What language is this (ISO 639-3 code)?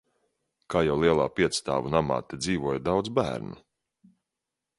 lav